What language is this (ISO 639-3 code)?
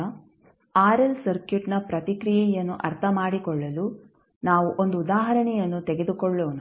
kan